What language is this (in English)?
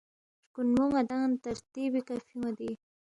Balti